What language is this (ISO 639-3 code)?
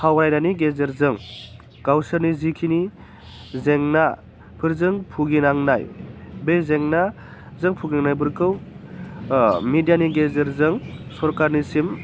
brx